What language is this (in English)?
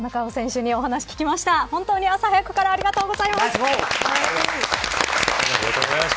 Japanese